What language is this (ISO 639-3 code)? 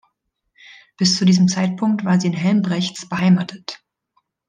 deu